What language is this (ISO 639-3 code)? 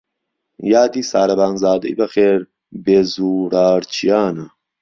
ckb